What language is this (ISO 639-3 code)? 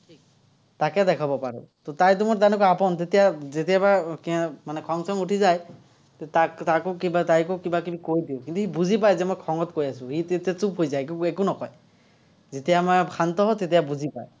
asm